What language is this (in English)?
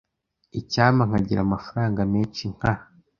Kinyarwanda